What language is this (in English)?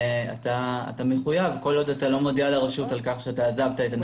Hebrew